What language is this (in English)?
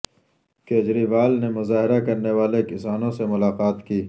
Urdu